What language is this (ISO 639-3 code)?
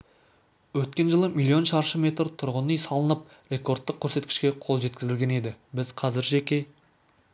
kaz